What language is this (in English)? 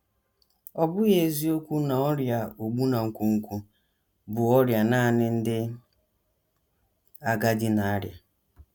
Igbo